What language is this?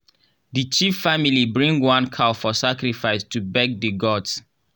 Nigerian Pidgin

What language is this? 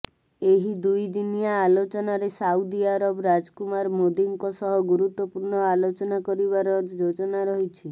Odia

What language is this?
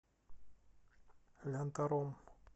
Russian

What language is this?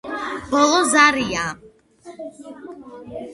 Georgian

